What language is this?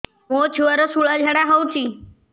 Odia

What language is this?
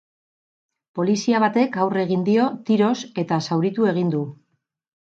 Basque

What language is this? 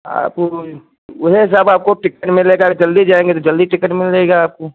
Hindi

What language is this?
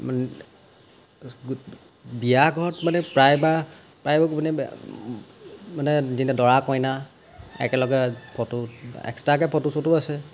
Assamese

